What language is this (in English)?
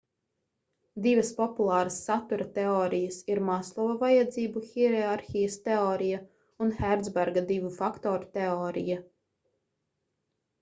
Latvian